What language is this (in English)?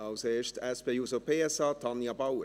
Swiss German